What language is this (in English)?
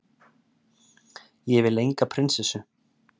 Icelandic